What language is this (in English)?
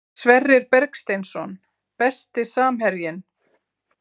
Icelandic